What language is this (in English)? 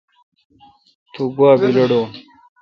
Kalkoti